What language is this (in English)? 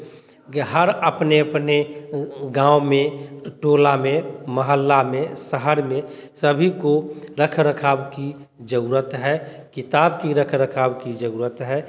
Hindi